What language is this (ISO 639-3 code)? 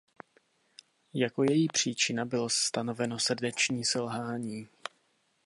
ces